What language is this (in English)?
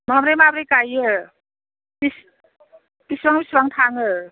Bodo